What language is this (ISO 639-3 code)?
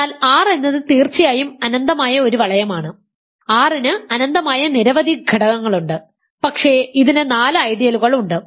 mal